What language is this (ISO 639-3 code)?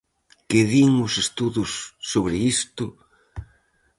glg